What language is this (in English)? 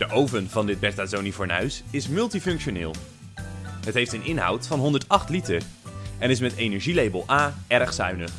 Dutch